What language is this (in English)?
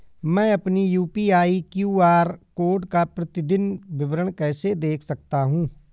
Hindi